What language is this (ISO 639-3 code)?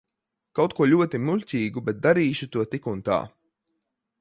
lav